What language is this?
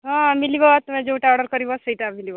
Odia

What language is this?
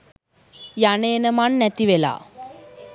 Sinhala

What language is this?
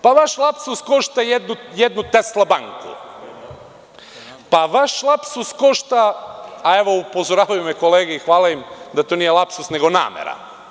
Serbian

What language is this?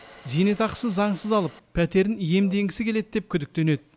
Kazakh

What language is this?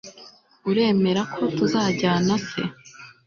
Kinyarwanda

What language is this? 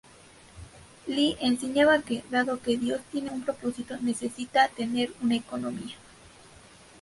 Spanish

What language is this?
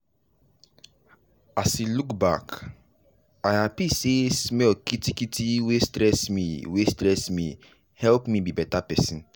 Nigerian Pidgin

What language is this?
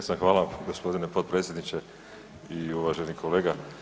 Croatian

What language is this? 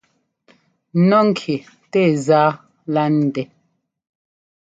Ngomba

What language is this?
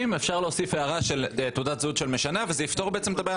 Hebrew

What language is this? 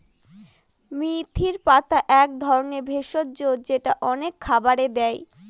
Bangla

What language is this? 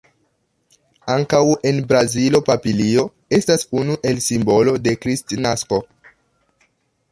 Esperanto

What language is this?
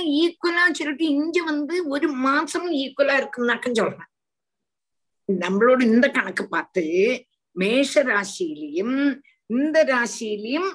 Tamil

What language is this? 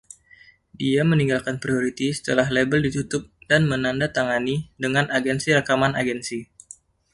Indonesian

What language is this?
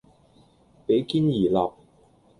Cantonese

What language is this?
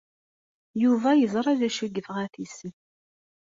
Kabyle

